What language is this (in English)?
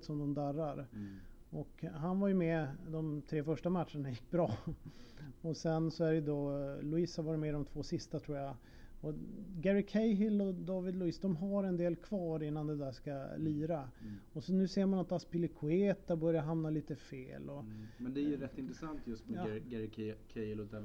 Swedish